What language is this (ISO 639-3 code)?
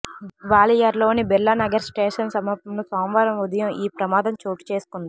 tel